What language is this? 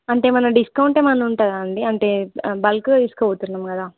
Telugu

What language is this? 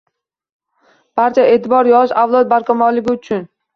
Uzbek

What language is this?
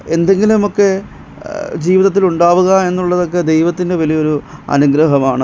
Malayalam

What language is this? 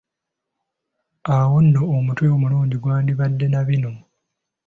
Ganda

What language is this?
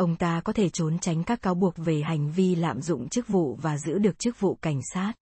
Vietnamese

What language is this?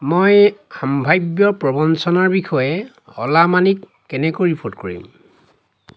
Assamese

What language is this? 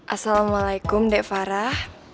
Indonesian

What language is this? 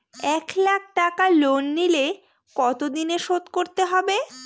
Bangla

